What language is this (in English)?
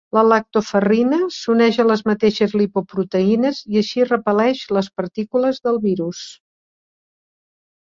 Catalan